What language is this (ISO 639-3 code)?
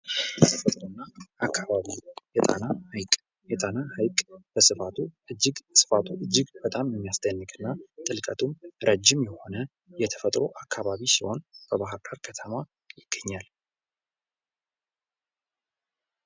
amh